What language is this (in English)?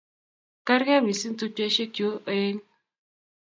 Kalenjin